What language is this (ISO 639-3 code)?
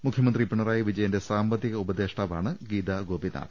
mal